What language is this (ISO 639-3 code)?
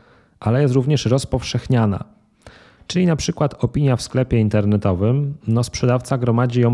pol